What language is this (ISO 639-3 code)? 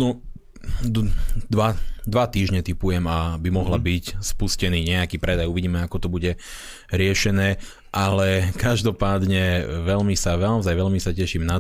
slk